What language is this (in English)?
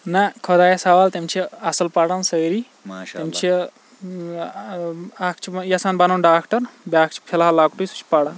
Kashmiri